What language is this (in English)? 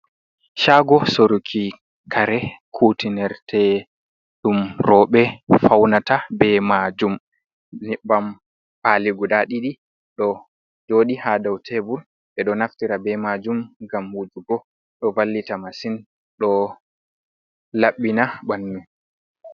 Fula